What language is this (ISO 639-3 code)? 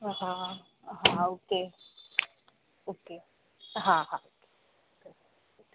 snd